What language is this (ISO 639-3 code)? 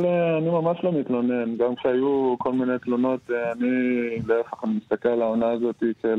heb